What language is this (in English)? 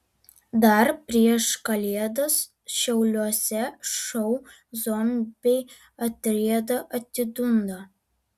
Lithuanian